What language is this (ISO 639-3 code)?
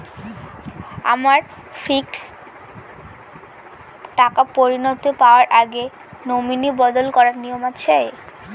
ben